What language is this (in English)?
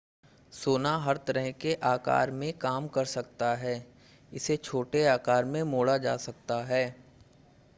Hindi